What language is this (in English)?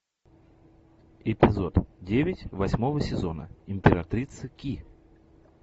Russian